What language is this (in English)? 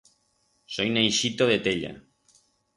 Aragonese